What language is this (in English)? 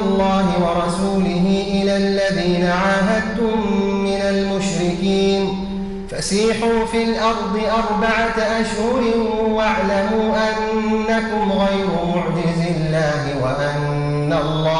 Arabic